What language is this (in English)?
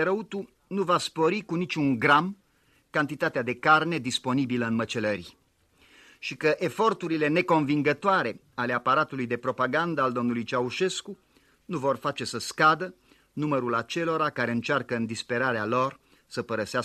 Romanian